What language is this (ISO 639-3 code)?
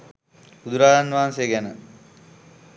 sin